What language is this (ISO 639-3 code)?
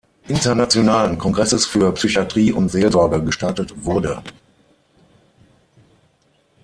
deu